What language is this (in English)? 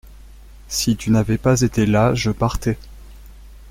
French